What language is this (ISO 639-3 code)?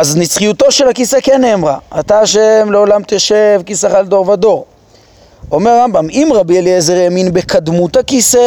heb